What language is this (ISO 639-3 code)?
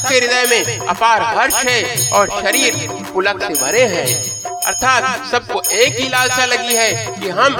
hin